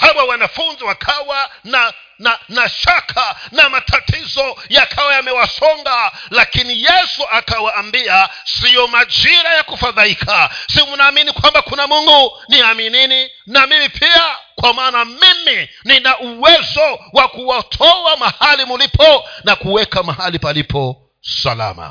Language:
Swahili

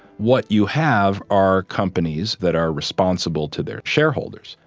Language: English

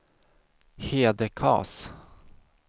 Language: Swedish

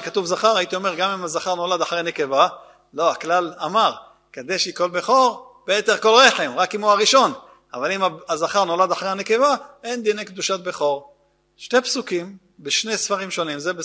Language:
Hebrew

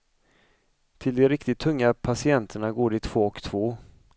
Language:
Swedish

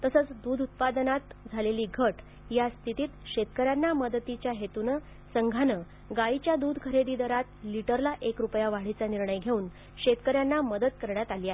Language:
Marathi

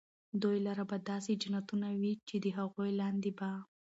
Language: Pashto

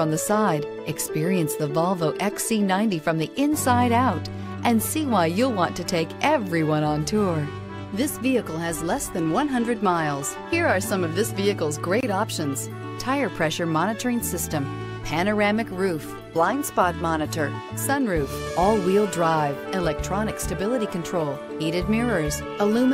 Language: English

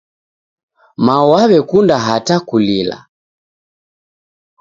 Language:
Taita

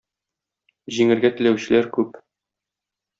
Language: Tatar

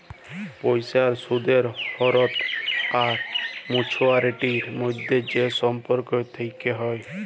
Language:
Bangla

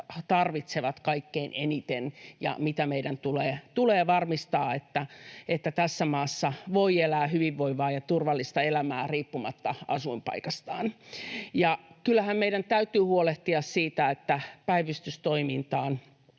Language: Finnish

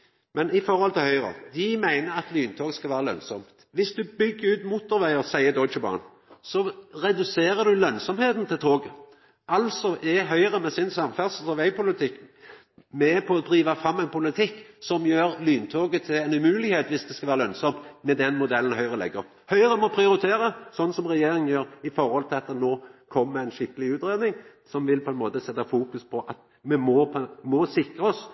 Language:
Norwegian Nynorsk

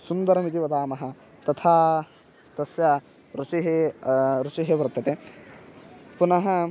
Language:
Sanskrit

